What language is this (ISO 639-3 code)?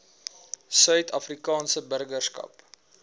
afr